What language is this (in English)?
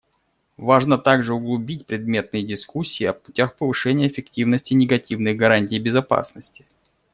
Russian